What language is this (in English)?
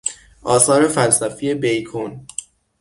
Persian